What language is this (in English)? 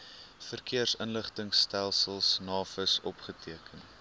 Afrikaans